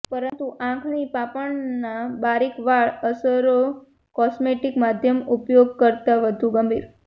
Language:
Gujarati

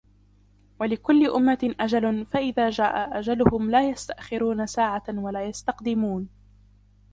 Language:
Arabic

